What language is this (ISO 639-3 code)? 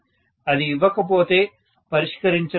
tel